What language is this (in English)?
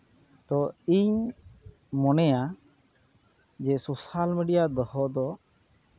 Santali